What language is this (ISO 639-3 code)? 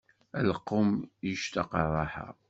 kab